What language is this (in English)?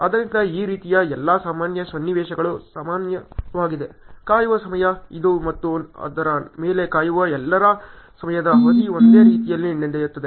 Kannada